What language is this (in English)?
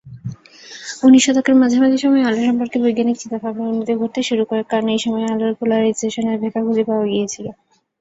Bangla